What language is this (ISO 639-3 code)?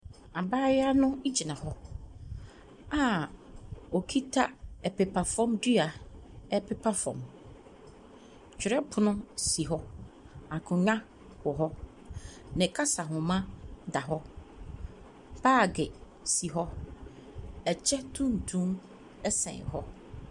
aka